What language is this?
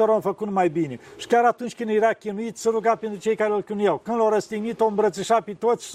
Romanian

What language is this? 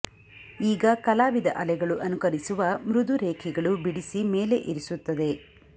Kannada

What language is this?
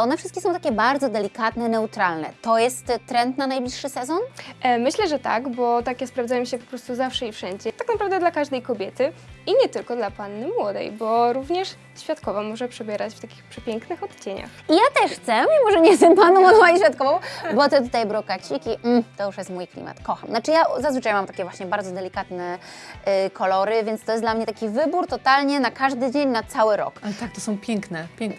Polish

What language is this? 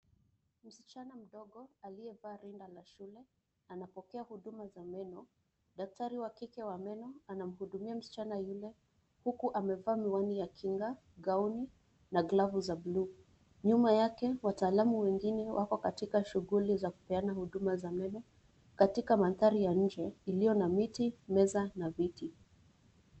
Swahili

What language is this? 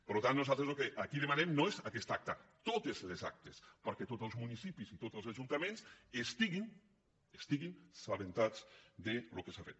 Catalan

